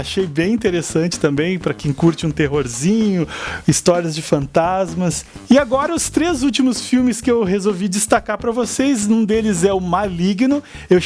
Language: Portuguese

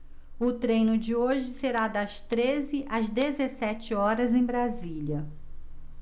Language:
Portuguese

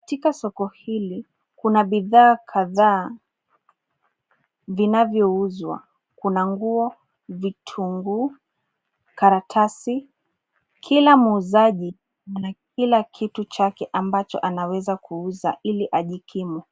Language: Swahili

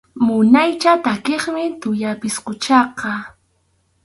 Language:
Arequipa-La Unión Quechua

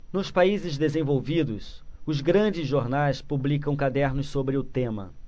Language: Portuguese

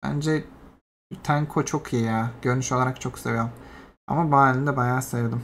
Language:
Turkish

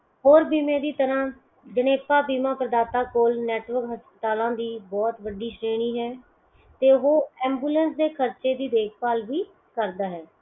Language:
Punjabi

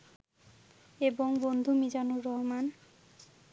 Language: Bangla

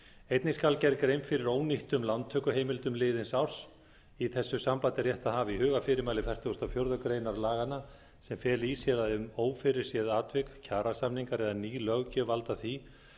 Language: Icelandic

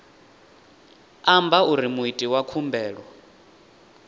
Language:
Venda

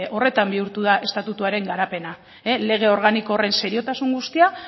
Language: Basque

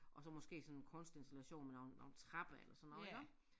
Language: Danish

